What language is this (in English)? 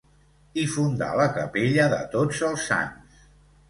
Catalan